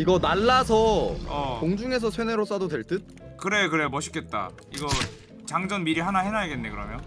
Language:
Korean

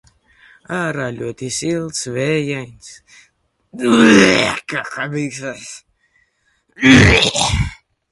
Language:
Latvian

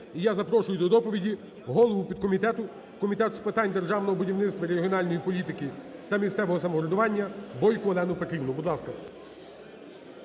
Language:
Ukrainian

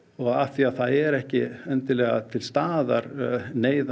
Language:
Icelandic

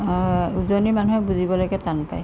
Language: Assamese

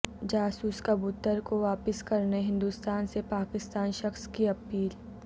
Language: Urdu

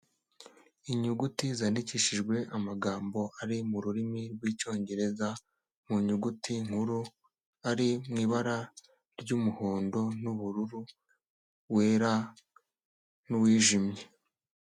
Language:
Kinyarwanda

